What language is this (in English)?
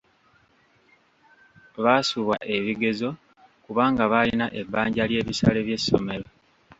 Ganda